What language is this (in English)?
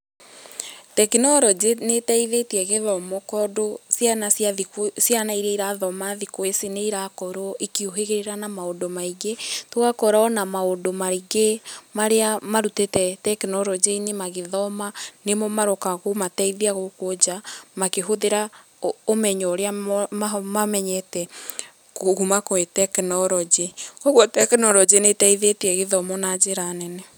Kikuyu